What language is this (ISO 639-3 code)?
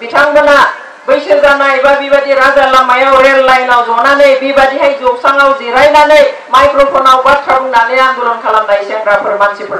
ron